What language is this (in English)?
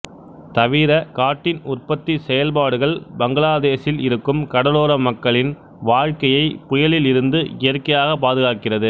Tamil